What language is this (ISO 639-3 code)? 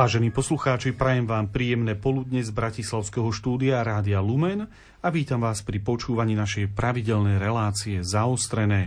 slk